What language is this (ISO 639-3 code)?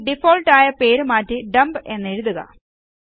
mal